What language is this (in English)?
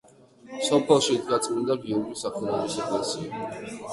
Georgian